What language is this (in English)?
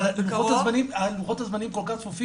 Hebrew